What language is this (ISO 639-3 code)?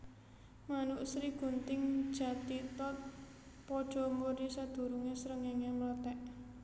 jav